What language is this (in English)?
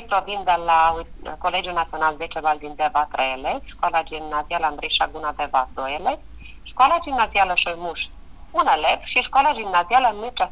Romanian